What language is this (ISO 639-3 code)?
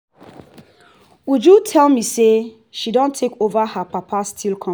pcm